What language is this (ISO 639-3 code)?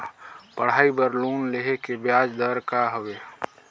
hne